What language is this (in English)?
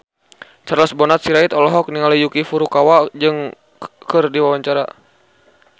Sundanese